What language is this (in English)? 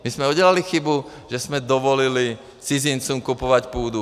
Czech